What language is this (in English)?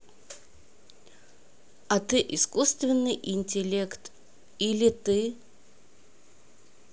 Russian